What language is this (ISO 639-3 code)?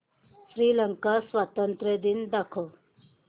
mar